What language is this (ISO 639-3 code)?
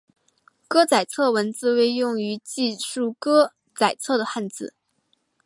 zho